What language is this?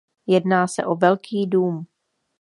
Czech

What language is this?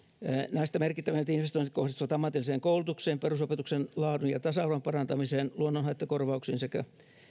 Finnish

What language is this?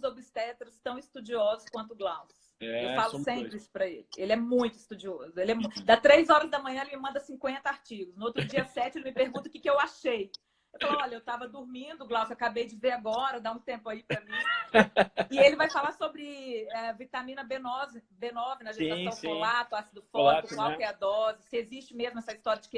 Portuguese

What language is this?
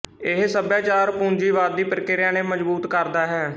Punjabi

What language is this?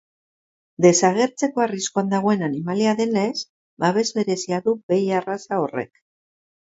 Basque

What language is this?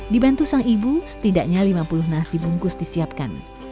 Indonesian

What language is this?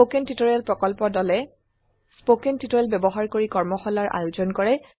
Assamese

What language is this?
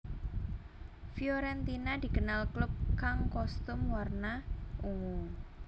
Javanese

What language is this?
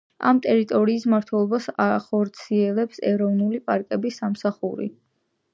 Georgian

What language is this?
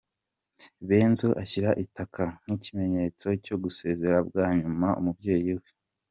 Kinyarwanda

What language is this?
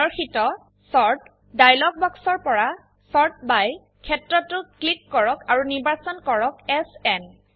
Assamese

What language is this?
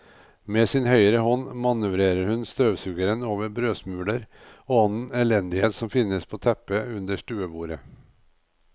Norwegian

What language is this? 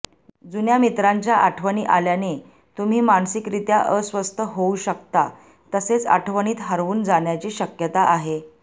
Marathi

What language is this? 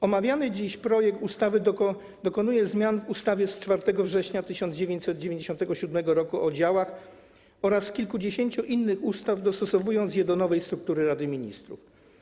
Polish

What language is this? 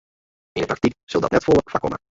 Western Frisian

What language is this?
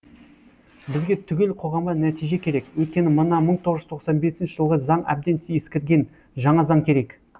Kazakh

